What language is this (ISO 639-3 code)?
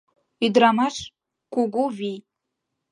chm